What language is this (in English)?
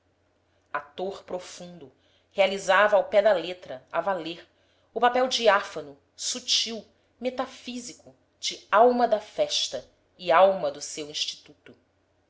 Portuguese